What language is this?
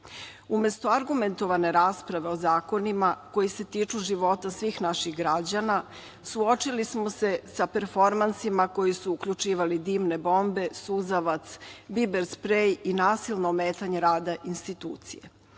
Serbian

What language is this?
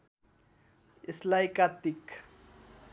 Nepali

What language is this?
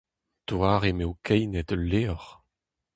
Breton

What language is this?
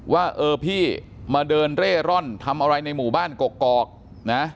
Thai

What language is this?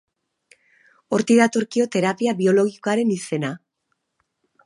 Basque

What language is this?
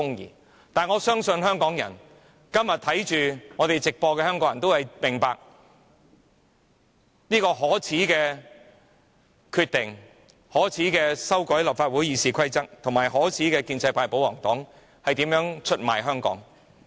Cantonese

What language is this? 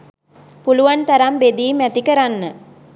Sinhala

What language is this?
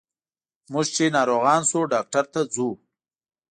Pashto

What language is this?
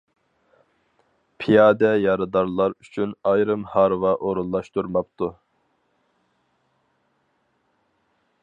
Uyghur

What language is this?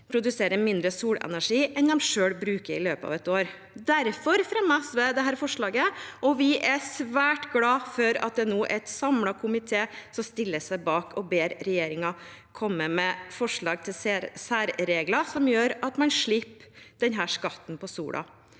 Norwegian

